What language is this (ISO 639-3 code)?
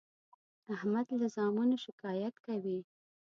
pus